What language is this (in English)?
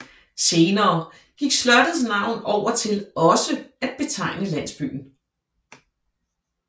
Danish